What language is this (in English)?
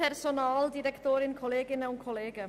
Swiss German